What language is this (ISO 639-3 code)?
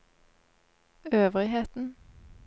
nor